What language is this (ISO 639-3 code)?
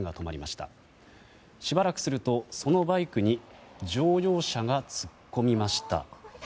jpn